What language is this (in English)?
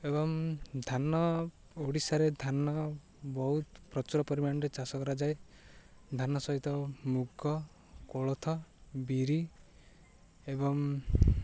Odia